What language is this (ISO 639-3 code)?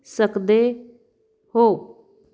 pan